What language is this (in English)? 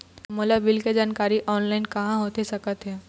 Chhattisgarhi